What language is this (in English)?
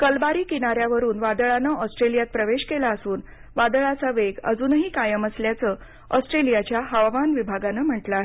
Marathi